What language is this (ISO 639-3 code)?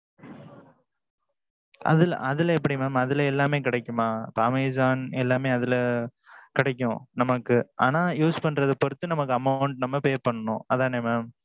tam